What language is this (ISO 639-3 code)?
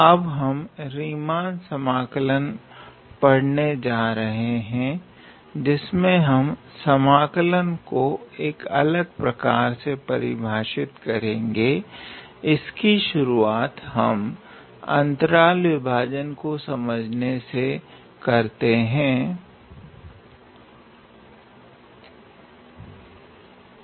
hin